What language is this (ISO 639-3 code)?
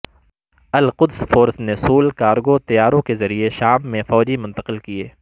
urd